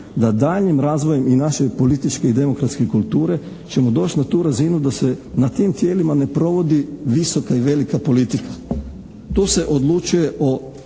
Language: Croatian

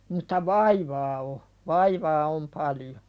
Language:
Finnish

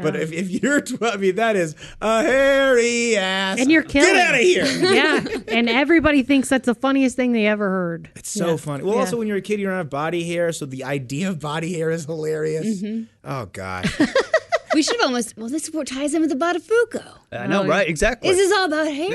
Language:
English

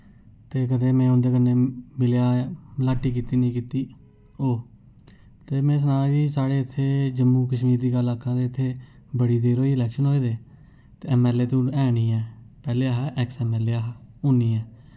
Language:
Dogri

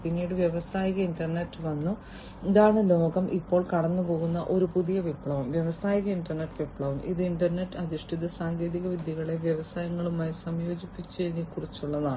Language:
Malayalam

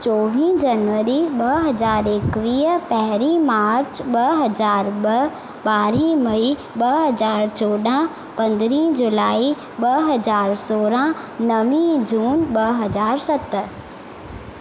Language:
Sindhi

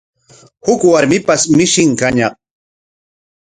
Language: Corongo Ancash Quechua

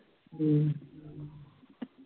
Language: Punjabi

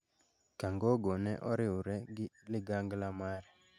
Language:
Luo (Kenya and Tanzania)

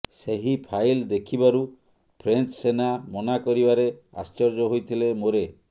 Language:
Odia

